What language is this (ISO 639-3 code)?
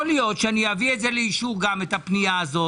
heb